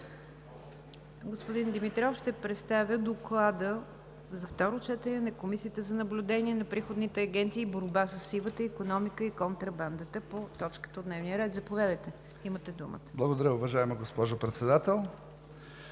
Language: Bulgarian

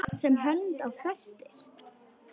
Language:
Icelandic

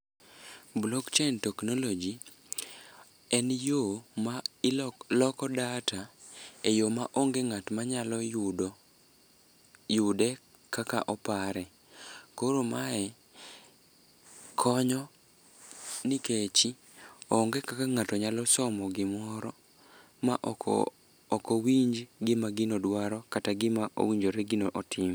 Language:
Luo (Kenya and Tanzania)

